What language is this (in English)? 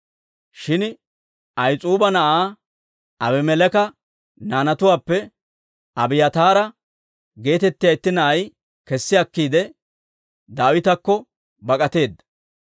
Dawro